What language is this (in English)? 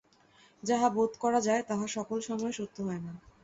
Bangla